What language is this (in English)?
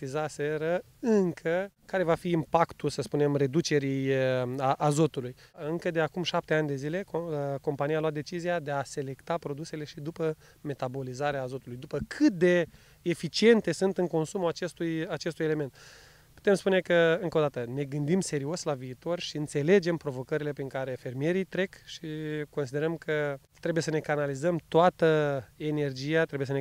Romanian